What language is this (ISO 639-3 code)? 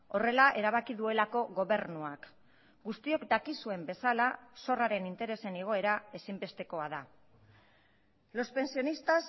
eus